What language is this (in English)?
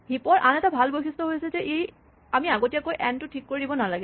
Assamese